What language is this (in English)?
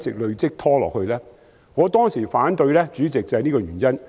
Cantonese